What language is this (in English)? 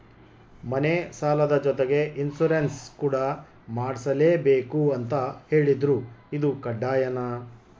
Kannada